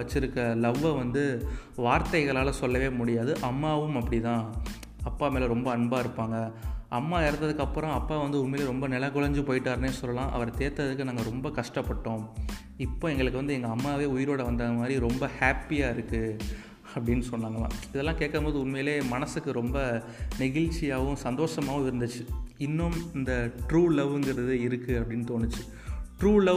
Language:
Tamil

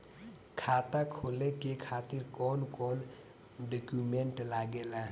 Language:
Bhojpuri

